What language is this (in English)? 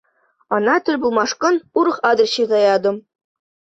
Chuvash